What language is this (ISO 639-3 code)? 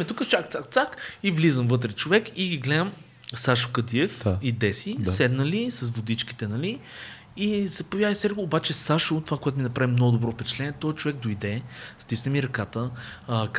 bul